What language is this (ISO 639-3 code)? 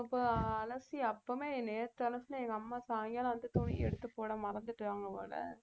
tam